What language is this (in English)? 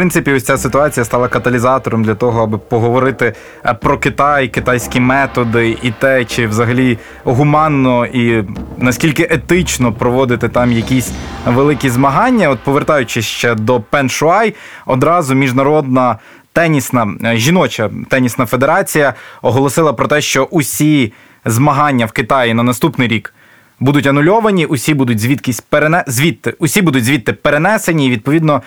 Ukrainian